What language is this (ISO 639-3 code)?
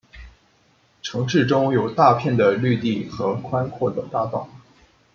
zho